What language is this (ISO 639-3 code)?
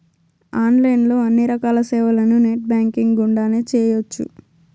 tel